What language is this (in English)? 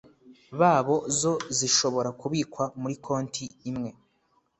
Kinyarwanda